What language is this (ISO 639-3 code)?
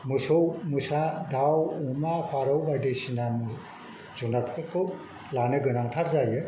brx